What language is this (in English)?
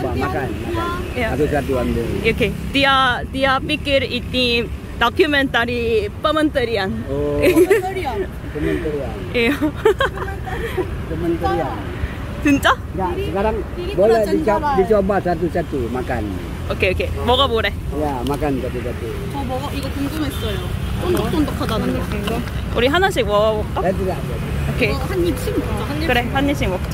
Korean